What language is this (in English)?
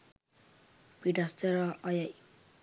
Sinhala